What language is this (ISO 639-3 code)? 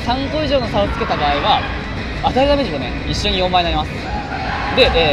jpn